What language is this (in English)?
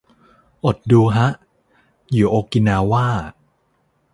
Thai